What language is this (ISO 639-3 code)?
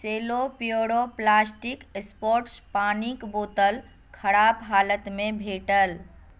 mai